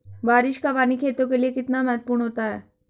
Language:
Hindi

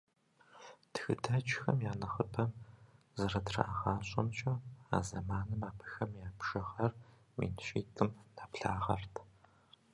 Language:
Kabardian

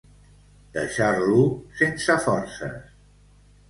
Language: Catalan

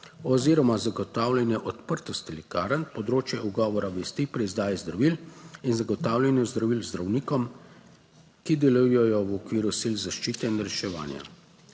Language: Slovenian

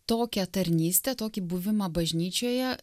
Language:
Lithuanian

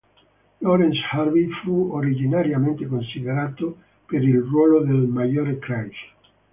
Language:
Italian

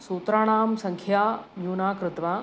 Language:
Sanskrit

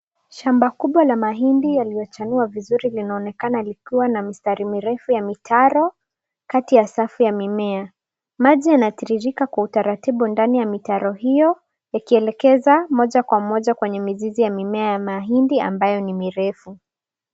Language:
Swahili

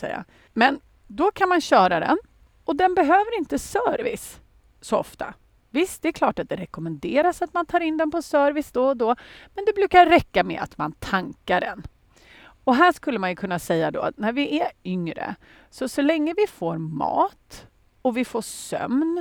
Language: Swedish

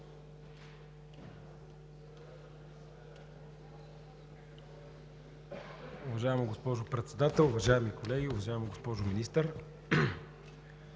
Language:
Bulgarian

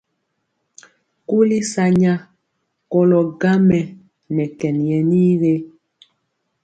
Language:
Mpiemo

